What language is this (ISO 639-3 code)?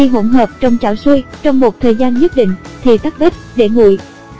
vie